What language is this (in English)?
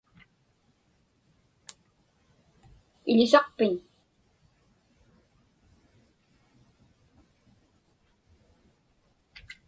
Inupiaq